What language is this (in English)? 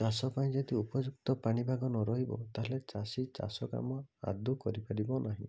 Odia